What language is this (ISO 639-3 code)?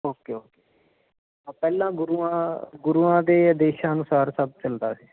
pan